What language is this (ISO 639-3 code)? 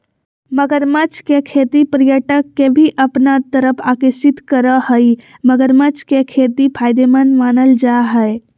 mag